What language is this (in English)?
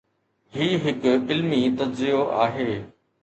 Sindhi